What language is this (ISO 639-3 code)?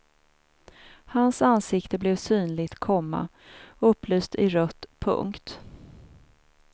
swe